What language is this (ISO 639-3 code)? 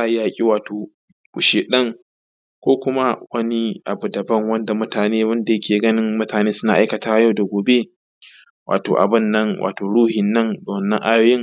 hau